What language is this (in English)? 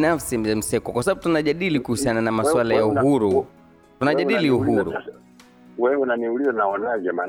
Swahili